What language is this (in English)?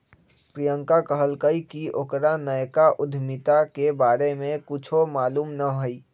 Magahi